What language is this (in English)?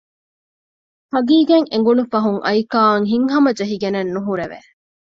Divehi